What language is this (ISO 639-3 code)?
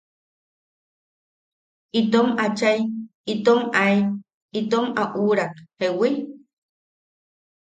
yaq